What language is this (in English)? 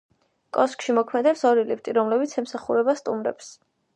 Georgian